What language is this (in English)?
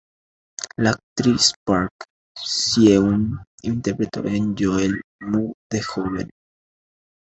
Spanish